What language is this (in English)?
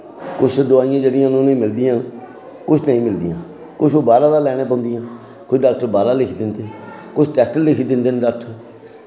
Dogri